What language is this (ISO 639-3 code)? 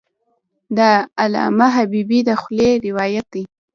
pus